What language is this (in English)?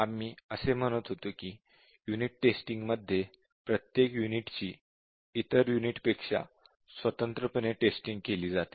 Marathi